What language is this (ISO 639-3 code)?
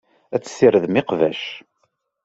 kab